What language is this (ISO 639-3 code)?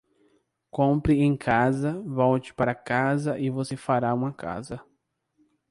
por